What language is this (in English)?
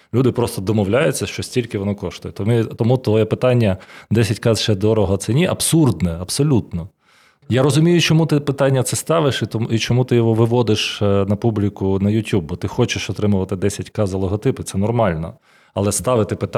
Ukrainian